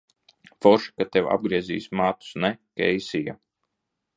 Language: Latvian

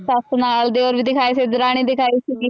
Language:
Punjabi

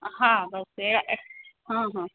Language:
Sindhi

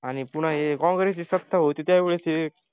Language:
Marathi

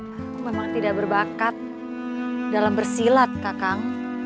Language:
Indonesian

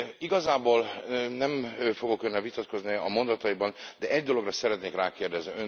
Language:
Hungarian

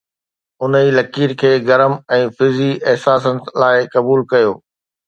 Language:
Sindhi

